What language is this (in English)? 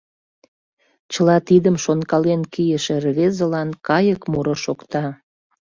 Mari